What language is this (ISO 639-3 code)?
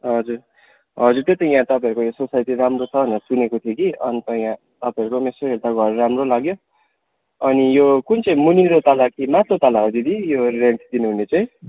nep